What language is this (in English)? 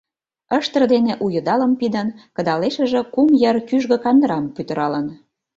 Mari